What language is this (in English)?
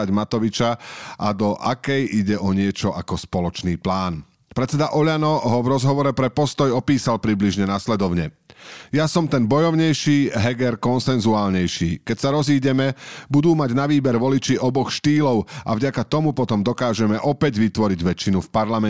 Slovak